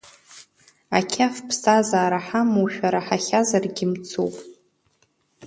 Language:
Abkhazian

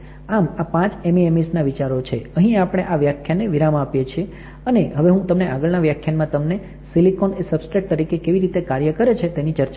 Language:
Gujarati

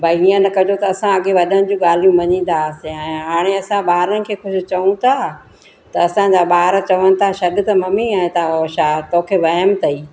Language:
Sindhi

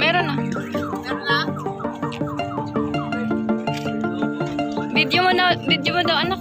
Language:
Dutch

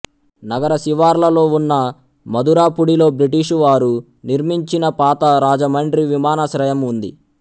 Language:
Telugu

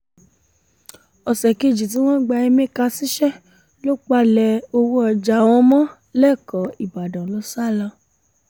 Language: Yoruba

